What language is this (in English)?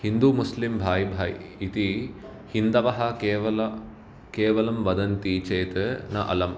Sanskrit